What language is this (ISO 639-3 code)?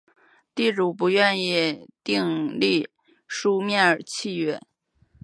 zho